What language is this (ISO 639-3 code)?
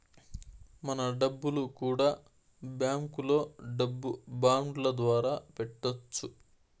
tel